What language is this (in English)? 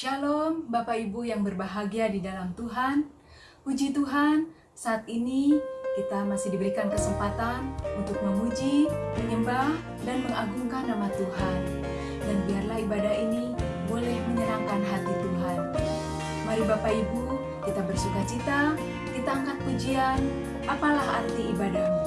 Indonesian